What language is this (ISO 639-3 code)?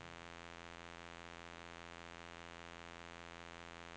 nor